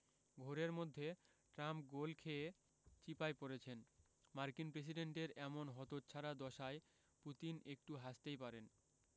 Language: Bangla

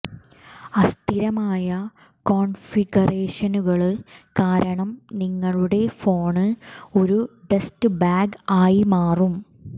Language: Malayalam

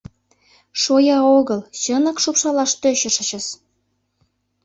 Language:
Mari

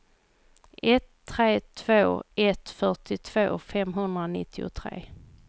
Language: Swedish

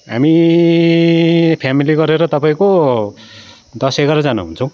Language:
Nepali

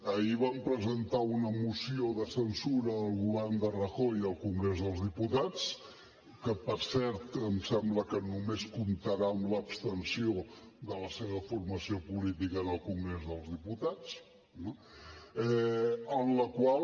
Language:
Catalan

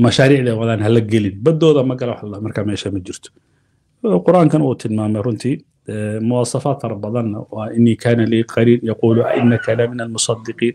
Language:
Arabic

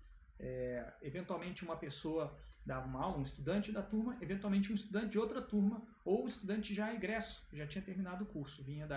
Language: Portuguese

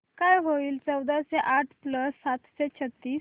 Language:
Marathi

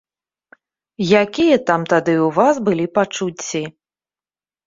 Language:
Belarusian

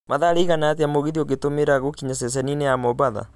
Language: Kikuyu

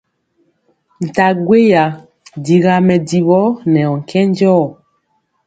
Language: Mpiemo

